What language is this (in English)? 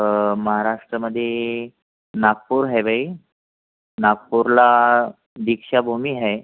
Marathi